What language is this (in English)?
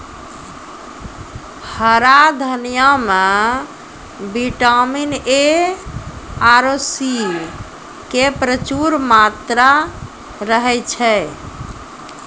Maithili